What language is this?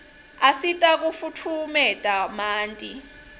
Swati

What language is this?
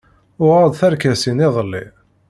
Kabyle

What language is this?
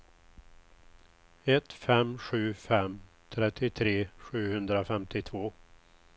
Swedish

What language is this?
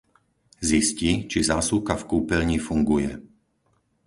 Slovak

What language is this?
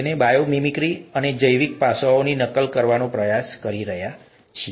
Gujarati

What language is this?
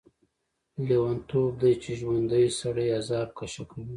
Pashto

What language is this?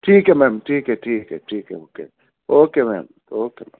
Urdu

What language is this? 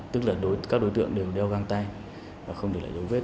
Vietnamese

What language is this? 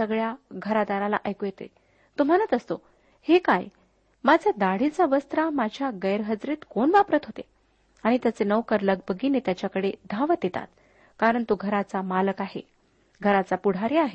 Marathi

